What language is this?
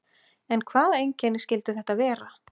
Icelandic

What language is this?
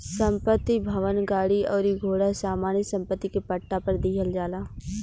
Bhojpuri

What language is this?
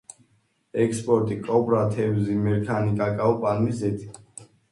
Georgian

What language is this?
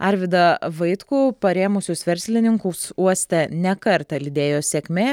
Lithuanian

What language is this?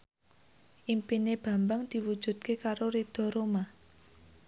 Javanese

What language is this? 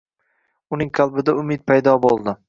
Uzbek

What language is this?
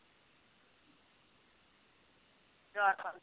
Punjabi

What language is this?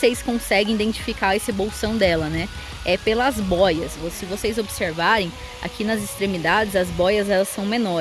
Portuguese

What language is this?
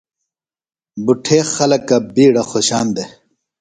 Phalura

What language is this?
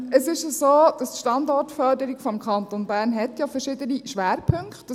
Swiss German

